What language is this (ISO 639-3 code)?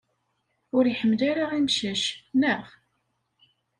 kab